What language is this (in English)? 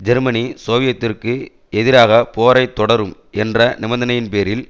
Tamil